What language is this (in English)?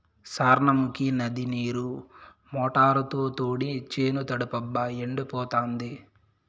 Telugu